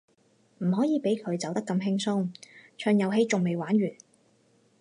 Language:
Cantonese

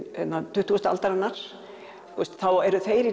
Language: Icelandic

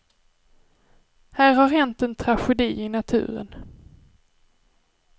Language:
Swedish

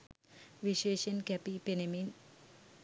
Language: Sinhala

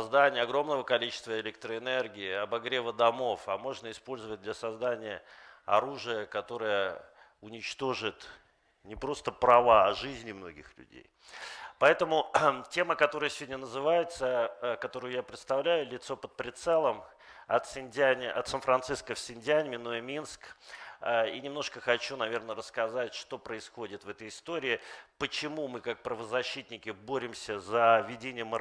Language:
Russian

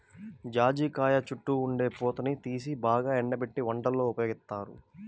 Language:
Telugu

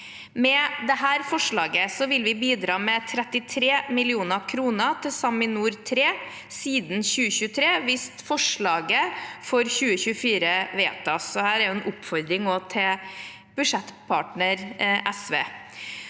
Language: Norwegian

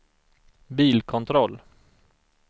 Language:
Swedish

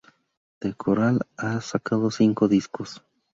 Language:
Spanish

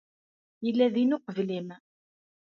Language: Kabyle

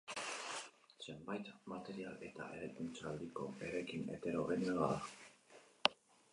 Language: Basque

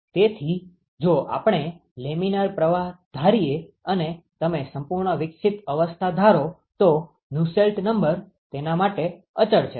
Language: Gujarati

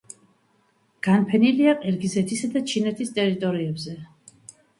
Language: Georgian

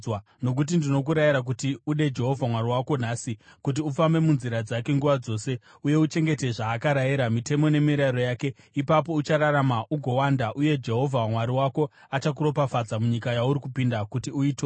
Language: Shona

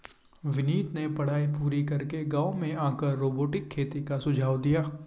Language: Hindi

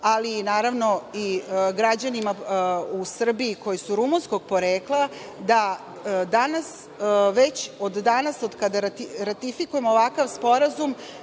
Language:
Serbian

